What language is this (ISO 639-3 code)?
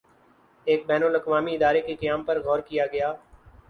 urd